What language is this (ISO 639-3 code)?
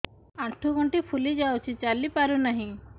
ori